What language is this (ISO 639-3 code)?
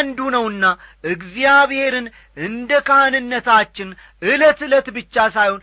amh